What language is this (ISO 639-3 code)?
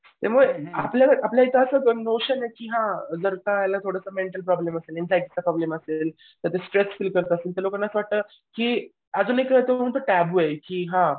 mar